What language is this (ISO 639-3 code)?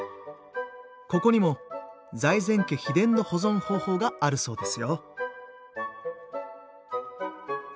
jpn